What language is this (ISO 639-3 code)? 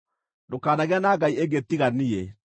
kik